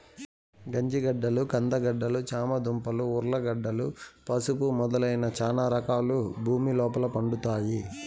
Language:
Telugu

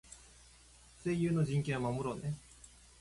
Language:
Japanese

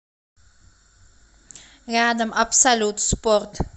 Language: Russian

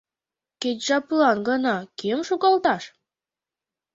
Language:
Mari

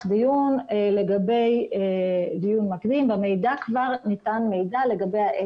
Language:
Hebrew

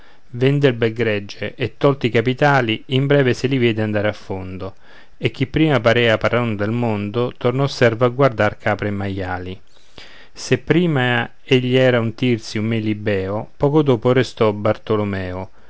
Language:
Italian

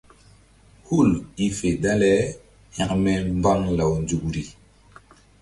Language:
Mbum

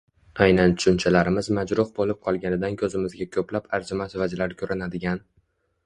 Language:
Uzbek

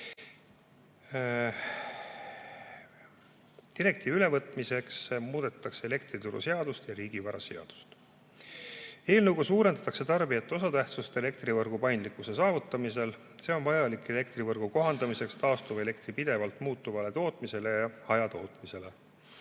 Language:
Estonian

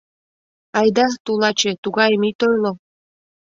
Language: Mari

